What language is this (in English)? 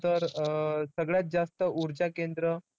Marathi